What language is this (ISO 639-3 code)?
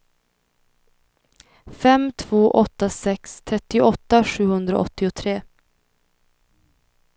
swe